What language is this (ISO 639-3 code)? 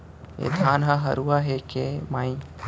hne